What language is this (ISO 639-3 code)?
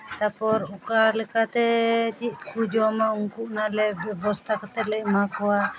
sat